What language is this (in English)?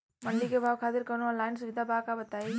Bhojpuri